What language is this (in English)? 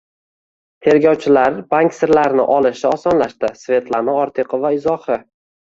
Uzbek